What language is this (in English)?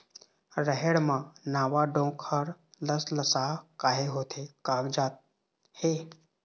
Chhattisgarhi